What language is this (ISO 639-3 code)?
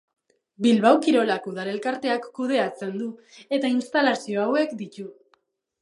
eus